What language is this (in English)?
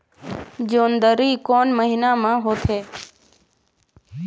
Chhattisgarhi